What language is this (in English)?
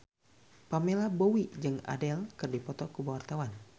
Sundanese